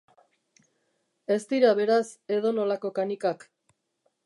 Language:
Basque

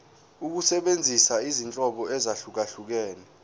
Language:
Zulu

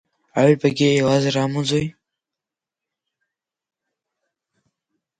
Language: Abkhazian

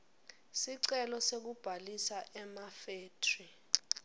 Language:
Swati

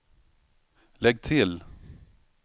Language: Swedish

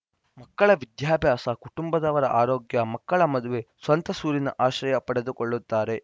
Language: Kannada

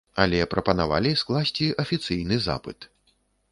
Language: Belarusian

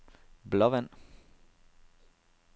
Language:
Danish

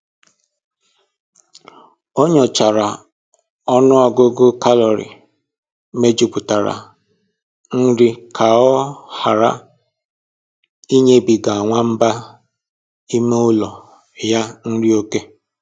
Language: Igbo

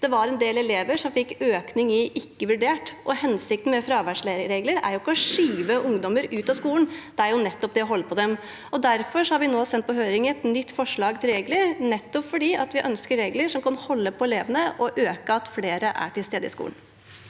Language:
Norwegian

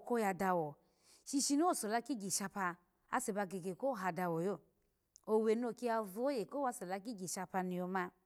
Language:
Alago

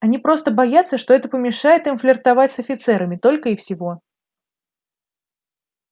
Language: Russian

